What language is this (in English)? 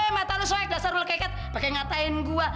Indonesian